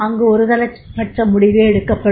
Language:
Tamil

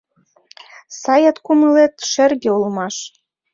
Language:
Mari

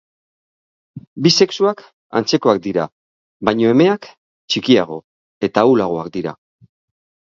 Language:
Basque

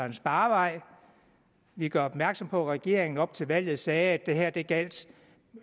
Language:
Danish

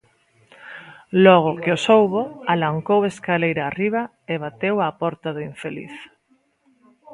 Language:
Galician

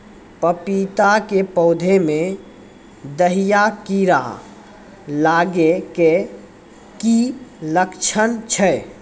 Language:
Maithili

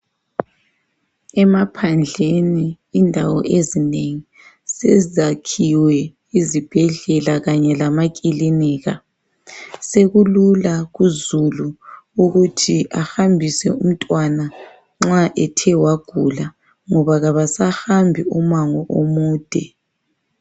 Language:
North Ndebele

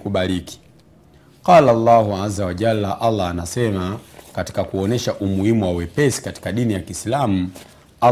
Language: Swahili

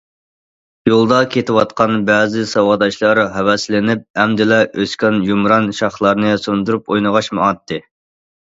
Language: Uyghur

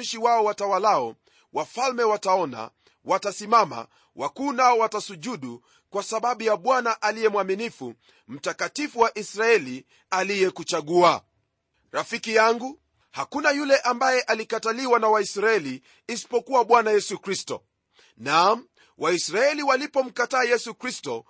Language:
Swahili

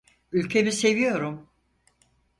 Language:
Turkish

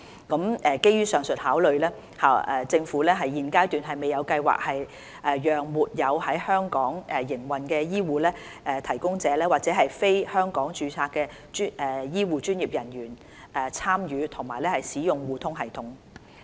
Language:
Cantonese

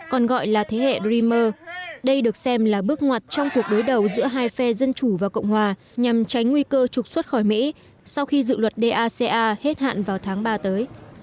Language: Vietnamese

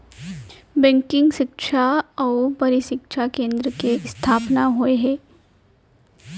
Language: Chhattisgarhi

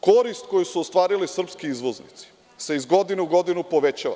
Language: Serbian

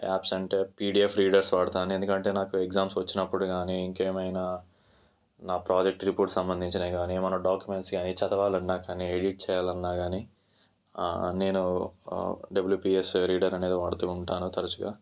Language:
Telugu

